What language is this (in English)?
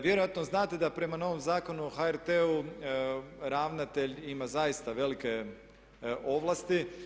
Croatian